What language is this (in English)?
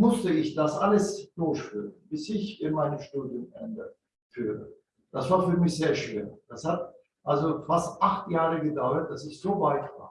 German